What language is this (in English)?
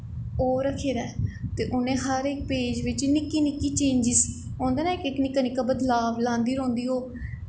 Dogri